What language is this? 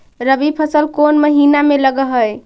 Magahi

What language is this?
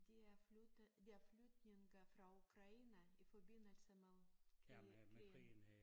Danish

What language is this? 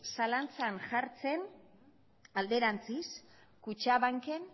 Basque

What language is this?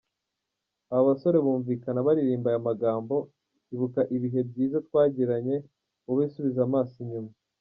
Kinyarwanda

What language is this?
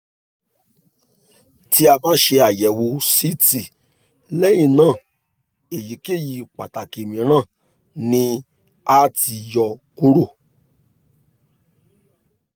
Yoruba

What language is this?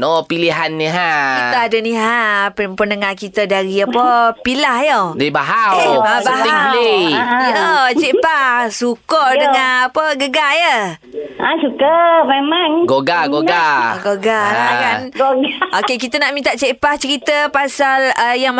Malay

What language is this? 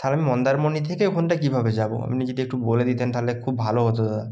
Bangla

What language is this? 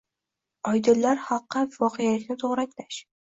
Uzbek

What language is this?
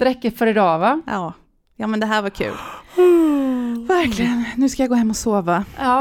Swedish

